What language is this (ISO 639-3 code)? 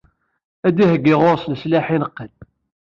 kab